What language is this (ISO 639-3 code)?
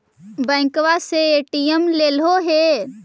mag